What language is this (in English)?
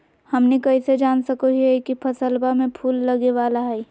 Magahi